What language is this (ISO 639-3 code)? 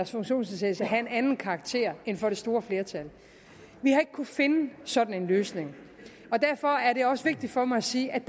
dan